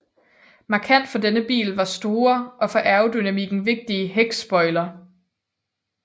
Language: Danish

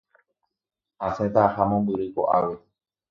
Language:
Guarani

